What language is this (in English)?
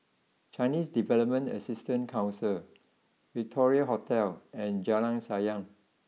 English